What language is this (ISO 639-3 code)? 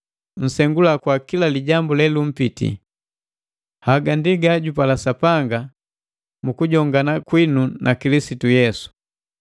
mgv